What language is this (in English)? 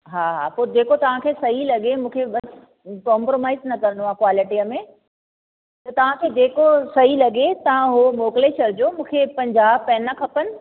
Sindhi